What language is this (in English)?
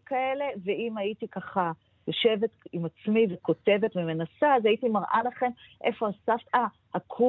Hebrew